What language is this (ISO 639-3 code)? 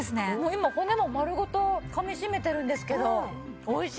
jpn